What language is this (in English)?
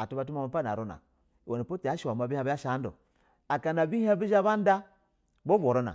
Basa (Nigeria)